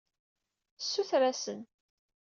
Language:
Kabyle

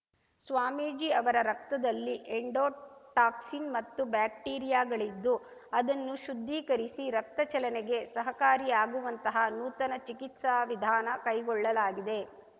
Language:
Kannada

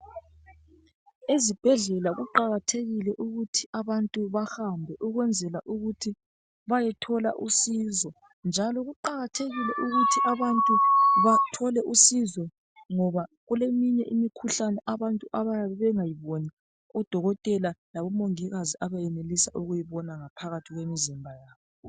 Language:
North Ndebele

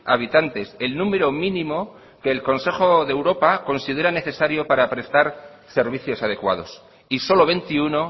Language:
Spanish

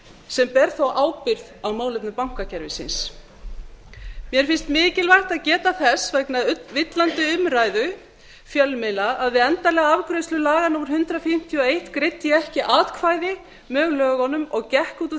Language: Icelandic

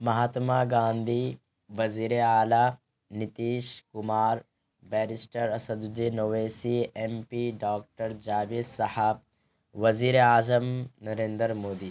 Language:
Urdu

